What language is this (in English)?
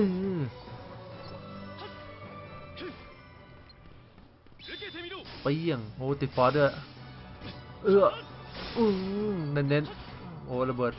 Thai